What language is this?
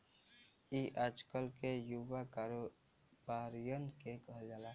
Bhojpuri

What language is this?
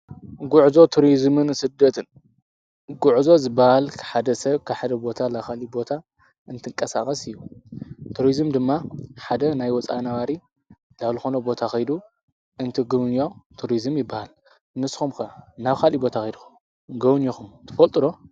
Tigrinya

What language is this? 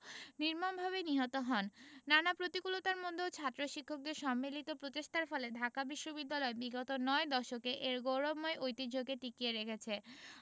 Bangla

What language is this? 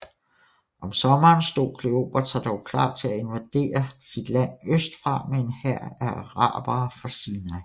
Danish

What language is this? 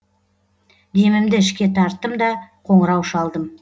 Kazakh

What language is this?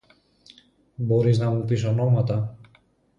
Greek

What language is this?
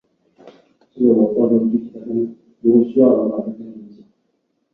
Chinese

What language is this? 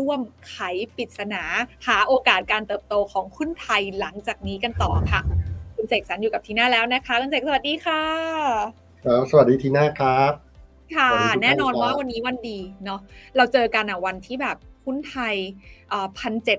Thai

